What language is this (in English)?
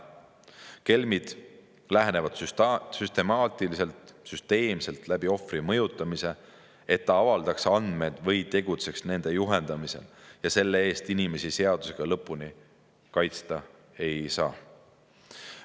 Estonian